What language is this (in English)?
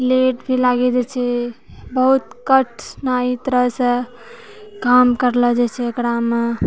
Maithili